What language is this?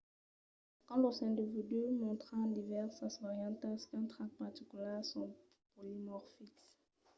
Occitan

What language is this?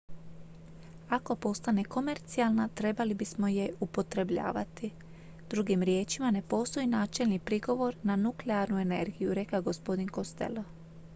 Croatian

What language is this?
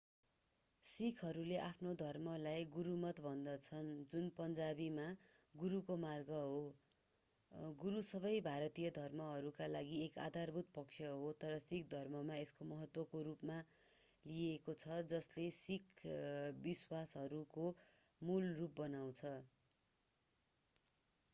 Nepali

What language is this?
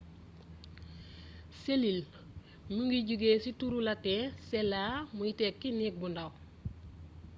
Wolof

